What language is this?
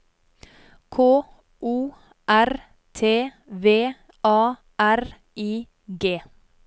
Norwegian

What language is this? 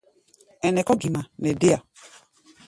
Gbaya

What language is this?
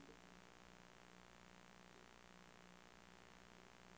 Danish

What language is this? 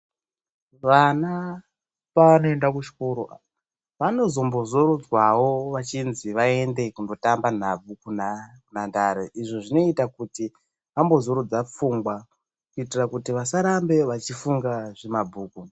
Ndau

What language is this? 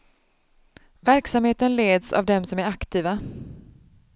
Swedish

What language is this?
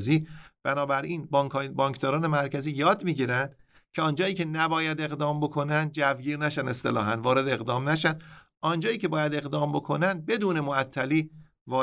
Persian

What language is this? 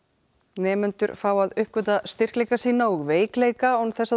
Icelandic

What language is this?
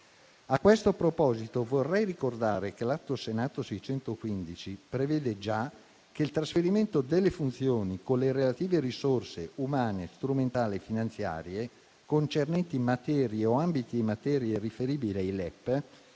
Italian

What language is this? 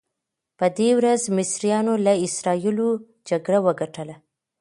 Pashto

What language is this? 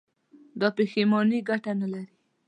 Pashto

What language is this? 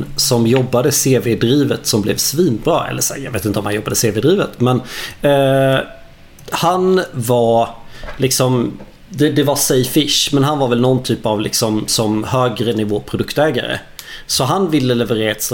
Swedish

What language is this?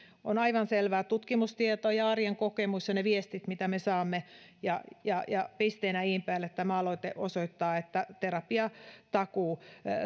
Finnish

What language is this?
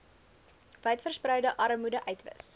Afrikaans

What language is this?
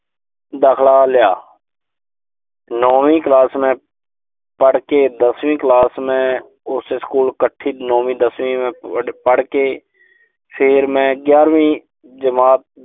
Punjabi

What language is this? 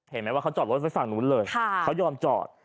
Thai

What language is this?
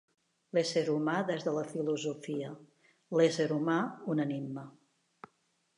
Catalan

